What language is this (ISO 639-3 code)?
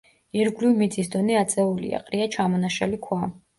kat